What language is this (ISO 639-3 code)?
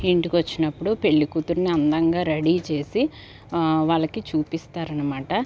tel